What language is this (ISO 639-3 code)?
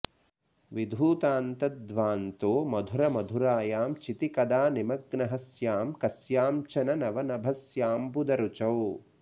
san